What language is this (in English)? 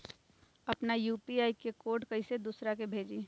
Magahi